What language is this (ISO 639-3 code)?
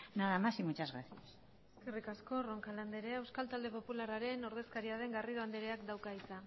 eus